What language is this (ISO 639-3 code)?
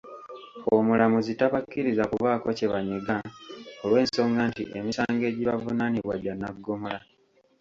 lug